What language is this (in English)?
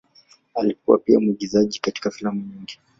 Swahili